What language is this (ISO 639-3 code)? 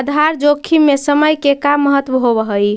mag